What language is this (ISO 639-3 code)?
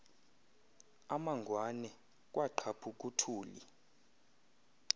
xho